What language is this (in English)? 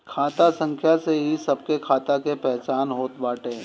Bhojpuri